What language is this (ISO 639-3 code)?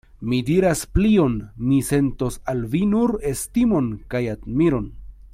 epo